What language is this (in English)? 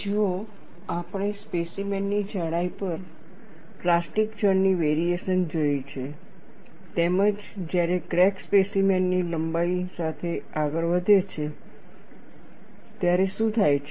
Gujarati